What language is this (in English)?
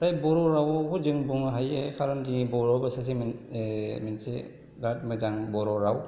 Bodo